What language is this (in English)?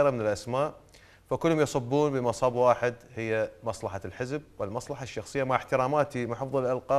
Arabic